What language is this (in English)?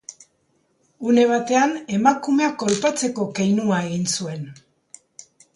Basque